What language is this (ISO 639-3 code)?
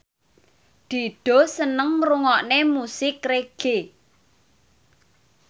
jav